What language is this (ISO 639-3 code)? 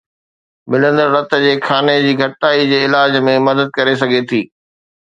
snd